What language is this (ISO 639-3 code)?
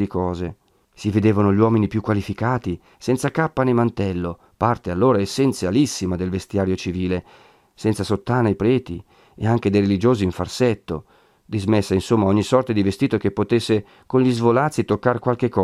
ita